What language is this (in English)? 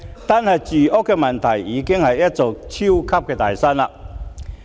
Cantonese